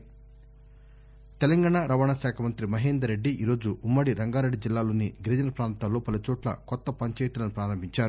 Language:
Telugu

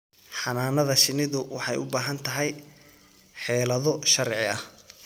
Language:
Somali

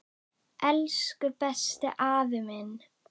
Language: Icelandic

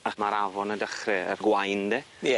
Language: Welsh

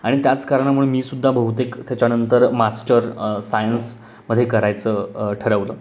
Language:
Marathi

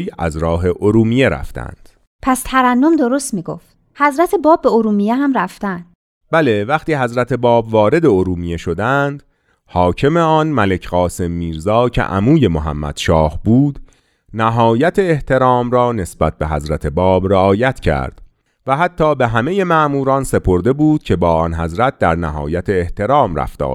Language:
Persian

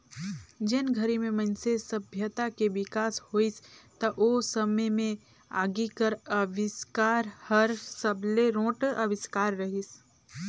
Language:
Chhattisgarhi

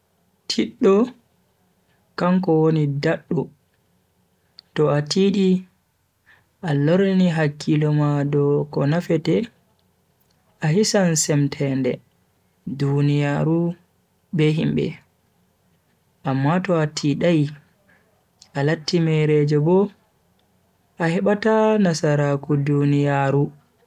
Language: Bagirmi Fulfulde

